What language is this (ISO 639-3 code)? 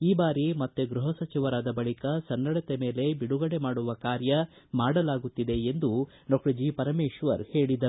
kan